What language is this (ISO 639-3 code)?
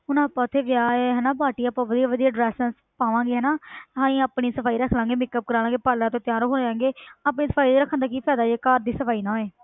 pan